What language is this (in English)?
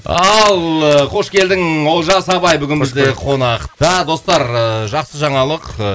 Kazakh